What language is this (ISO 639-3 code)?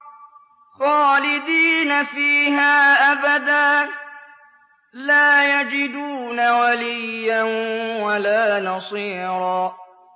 ara